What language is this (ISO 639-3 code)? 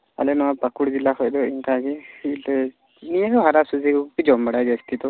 sat